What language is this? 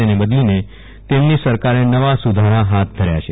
Gujarati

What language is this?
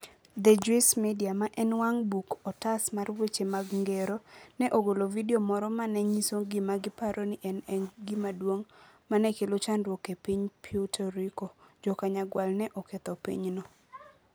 Luo (Kenya and Tanzania)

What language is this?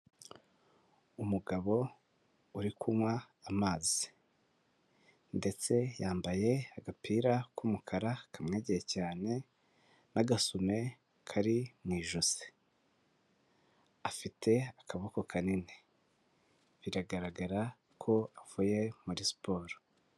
Kinyarwanda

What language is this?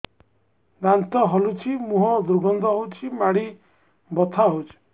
Odia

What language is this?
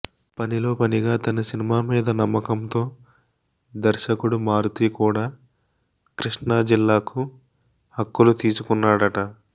Telugu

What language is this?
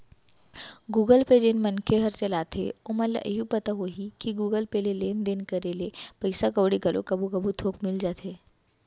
Chhattisgarhi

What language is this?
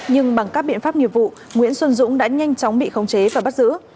Vietnamese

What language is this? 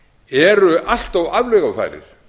Icelandic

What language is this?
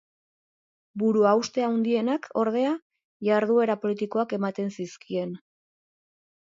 Basque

